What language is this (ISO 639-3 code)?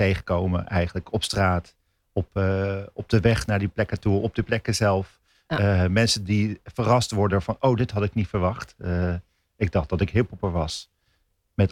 nld